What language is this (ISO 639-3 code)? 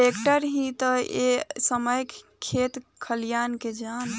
bho